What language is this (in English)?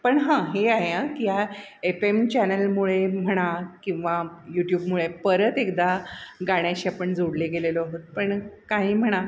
Marathi